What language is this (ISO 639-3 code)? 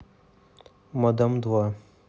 rus